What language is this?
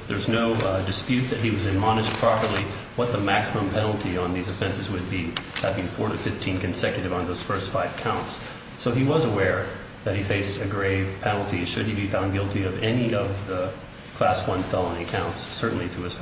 English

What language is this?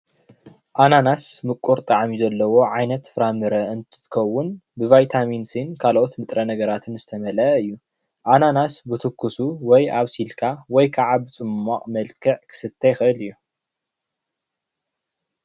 Tigrinya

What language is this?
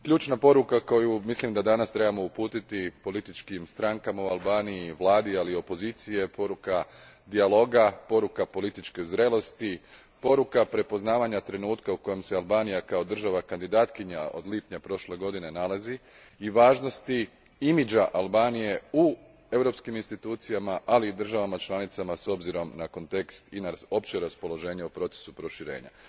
Croatian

